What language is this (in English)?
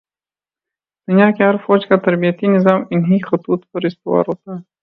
Urdu